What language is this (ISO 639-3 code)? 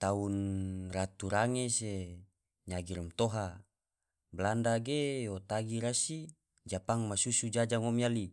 tvo